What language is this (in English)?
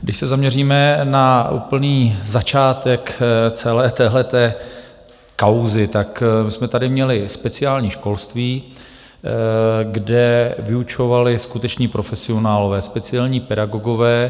Czech